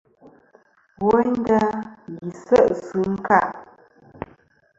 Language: Kom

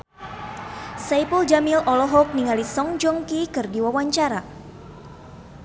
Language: Sundanese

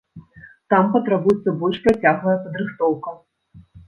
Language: Belarusian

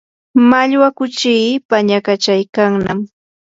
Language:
Yanahuanca Pasco Quechua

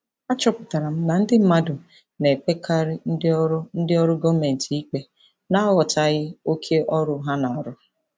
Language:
Igbo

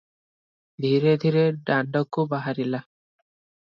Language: Odia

